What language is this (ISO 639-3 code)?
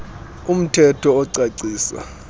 xho